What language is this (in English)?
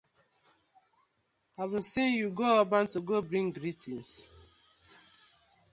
Nigerian Pidgin